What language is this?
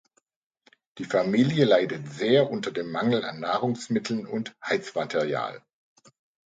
German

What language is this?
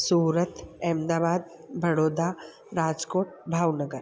Sindhi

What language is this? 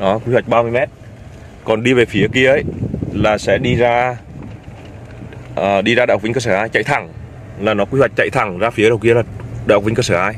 Vietnamese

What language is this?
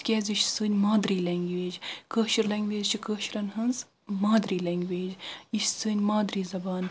Kashmiri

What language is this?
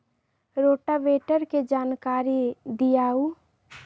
Magahi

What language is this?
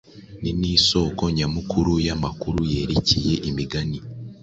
Kinyarwanda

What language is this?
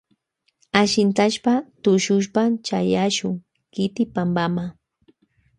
Loja Highland Quichua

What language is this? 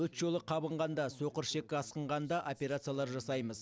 Kazakh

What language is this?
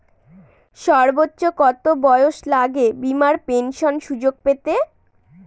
Bangla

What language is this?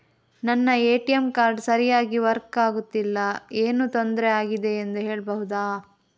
Kannada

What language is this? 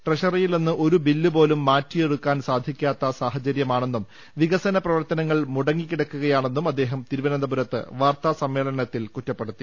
Malayalam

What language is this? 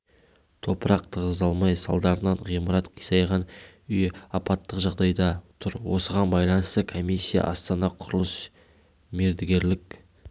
Kazakh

